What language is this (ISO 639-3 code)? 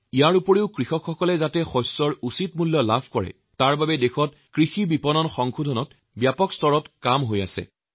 asm